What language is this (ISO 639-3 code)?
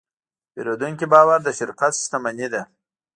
pus